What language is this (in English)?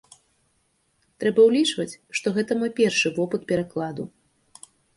Belarusian